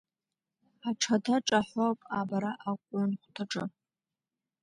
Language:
Abkhazian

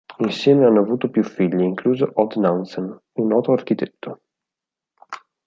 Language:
Italian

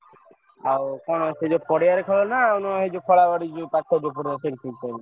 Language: Odia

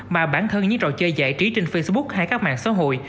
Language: Vietnamese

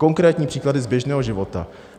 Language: Czech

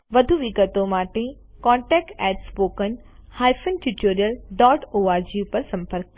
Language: Gujarati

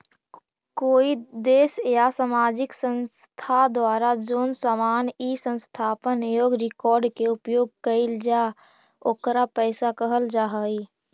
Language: Magahi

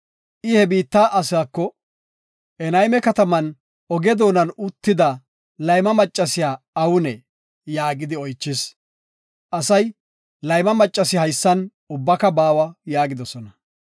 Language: Gofa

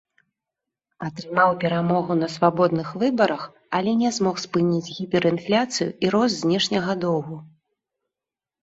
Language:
Belarusian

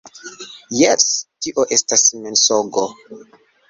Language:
Esperanto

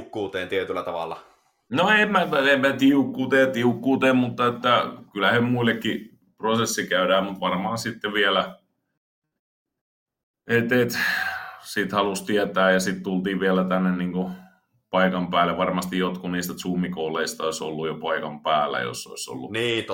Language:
Finnish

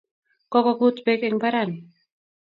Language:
Kalenjin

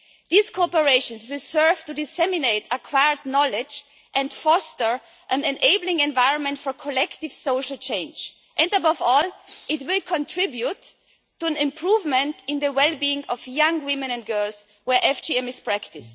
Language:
English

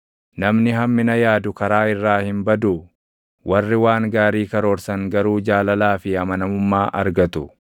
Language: Oromo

